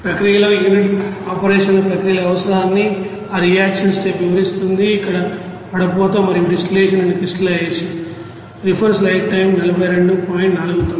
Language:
Telugu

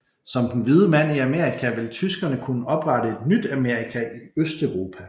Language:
Danish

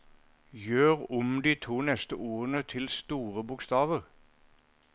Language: Norwegian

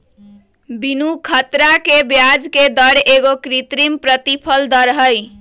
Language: Magahi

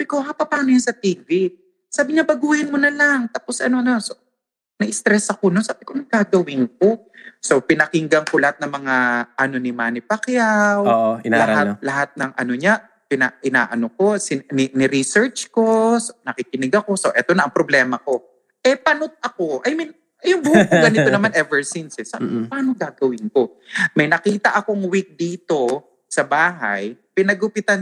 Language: Filipino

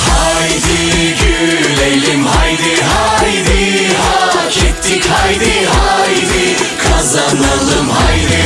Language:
Turkish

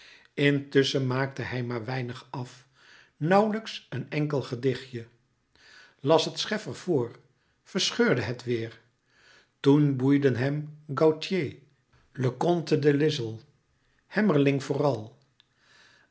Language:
Dutch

